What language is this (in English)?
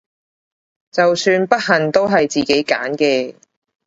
Cantonese